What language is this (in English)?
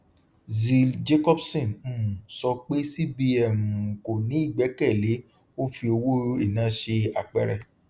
Yoruba